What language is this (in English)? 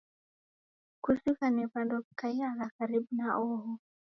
Taita